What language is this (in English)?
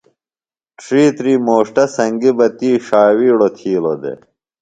Phalura